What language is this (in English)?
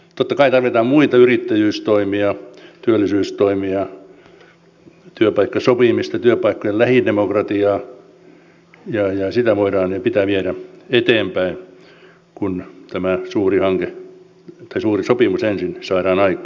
Finnish